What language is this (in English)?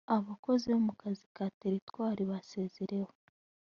Kinyarwanda